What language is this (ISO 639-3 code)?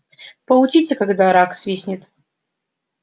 rus